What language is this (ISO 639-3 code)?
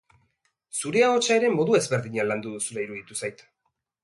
eus